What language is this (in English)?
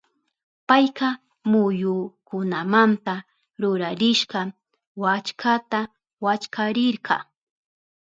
Southern Pastaza Quechua